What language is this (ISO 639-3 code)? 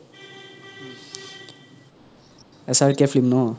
asm